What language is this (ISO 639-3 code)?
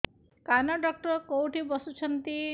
ori